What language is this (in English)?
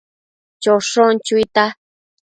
Matsés